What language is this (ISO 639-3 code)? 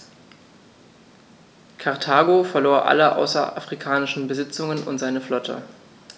deu